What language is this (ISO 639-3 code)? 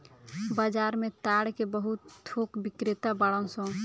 bho